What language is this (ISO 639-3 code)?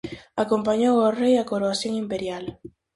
glg